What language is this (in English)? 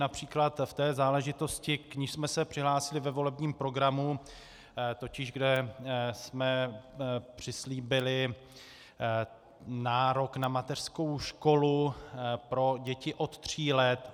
Czech